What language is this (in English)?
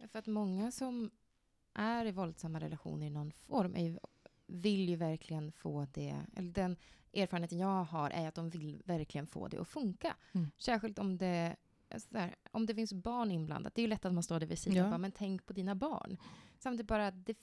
Swedish